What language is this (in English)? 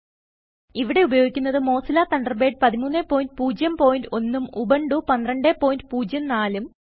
Malayalam